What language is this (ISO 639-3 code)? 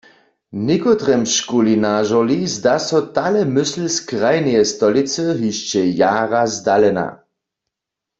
hsb